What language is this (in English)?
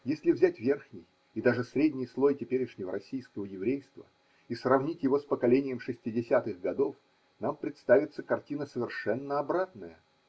Russian